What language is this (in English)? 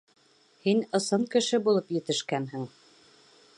Bashkir